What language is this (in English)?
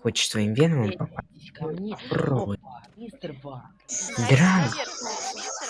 Russian